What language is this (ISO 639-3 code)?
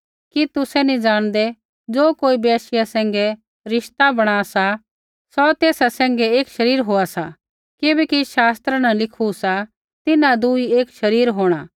kfx